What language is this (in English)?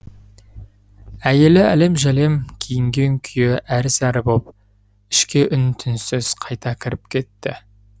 Kazakh